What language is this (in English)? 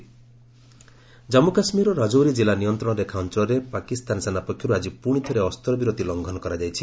Odia